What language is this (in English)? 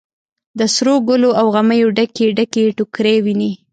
Pashto